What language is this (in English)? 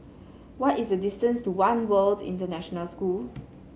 English